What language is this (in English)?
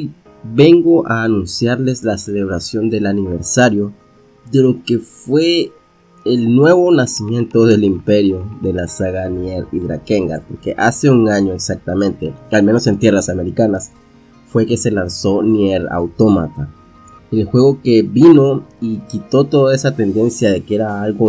Spanish